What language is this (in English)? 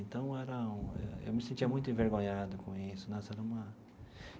Portuguese